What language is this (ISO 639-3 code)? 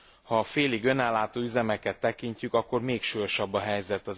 hun